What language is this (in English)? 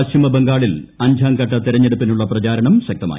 Malayalam